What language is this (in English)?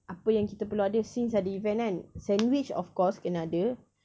English